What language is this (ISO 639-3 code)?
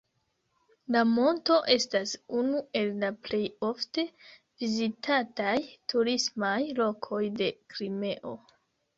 epo